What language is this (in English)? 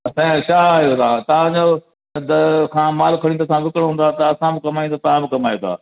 Sindhi